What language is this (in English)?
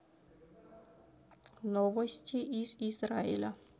Russian